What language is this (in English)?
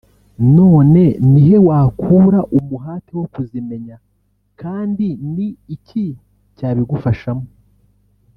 Kinyarwanda